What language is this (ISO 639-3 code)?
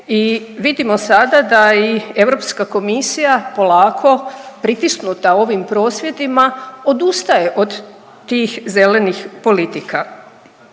hrv